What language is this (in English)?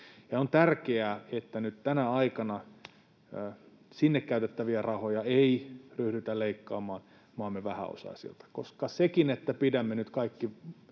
Finnish